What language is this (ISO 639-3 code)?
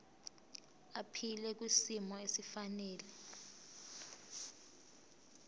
zul